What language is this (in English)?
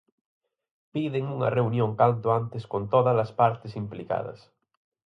Galician